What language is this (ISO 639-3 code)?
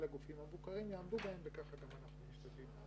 heb